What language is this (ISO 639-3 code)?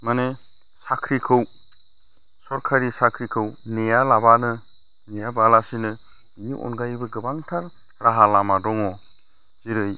brx